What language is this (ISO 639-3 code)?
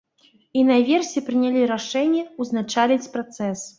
bel